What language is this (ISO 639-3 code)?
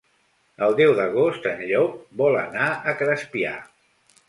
cat